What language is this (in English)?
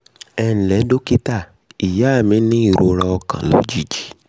Yoruba